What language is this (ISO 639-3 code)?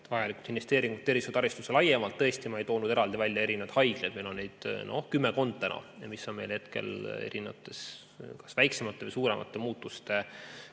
est